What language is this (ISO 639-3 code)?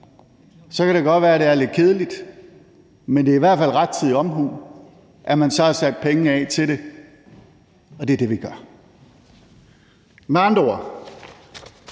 dan